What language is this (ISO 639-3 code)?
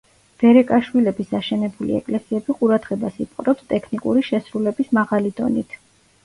kat